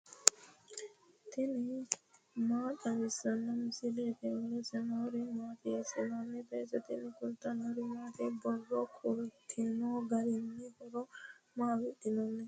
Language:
Sidamo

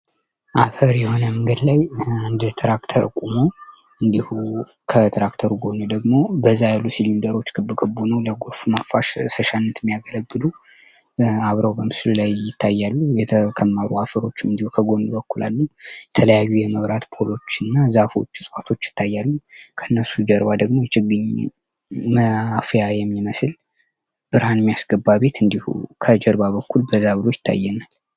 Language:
Amharic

